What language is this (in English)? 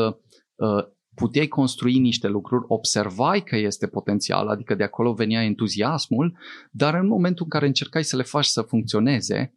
Romanian